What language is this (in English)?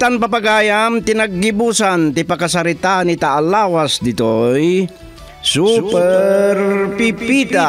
Filipino